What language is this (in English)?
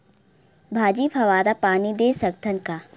Chhattisgarhi